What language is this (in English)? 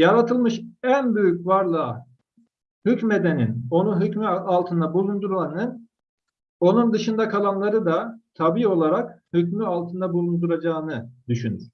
Turkish